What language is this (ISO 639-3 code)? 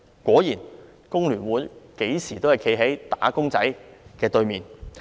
yue